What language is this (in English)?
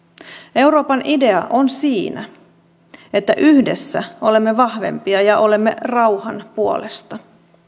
Finnish